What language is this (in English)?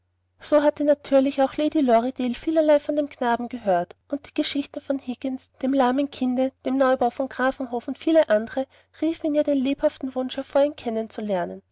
German